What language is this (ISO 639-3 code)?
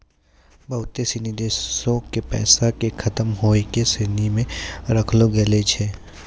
mai